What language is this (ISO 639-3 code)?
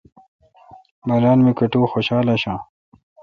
xka